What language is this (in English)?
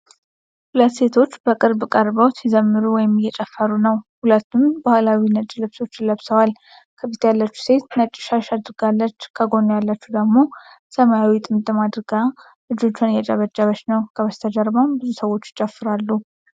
Amharic